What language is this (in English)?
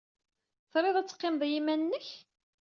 Kabyle